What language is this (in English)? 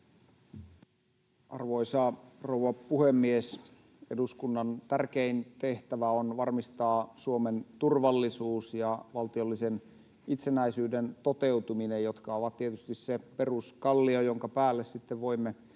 Finnish